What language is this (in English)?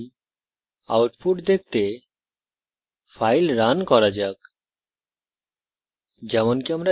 Bangla